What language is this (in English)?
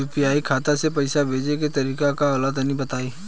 Bhojpuri